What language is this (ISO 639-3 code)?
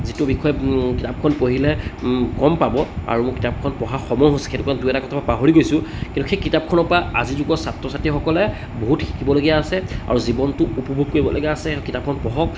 asm